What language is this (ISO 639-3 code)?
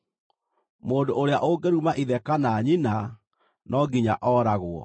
kik